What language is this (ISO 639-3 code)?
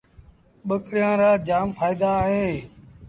sbn